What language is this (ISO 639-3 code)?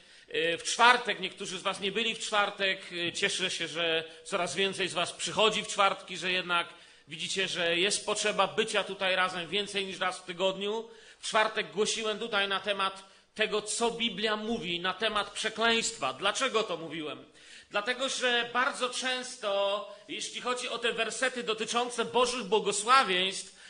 pol